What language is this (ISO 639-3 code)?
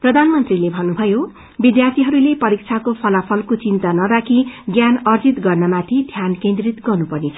nep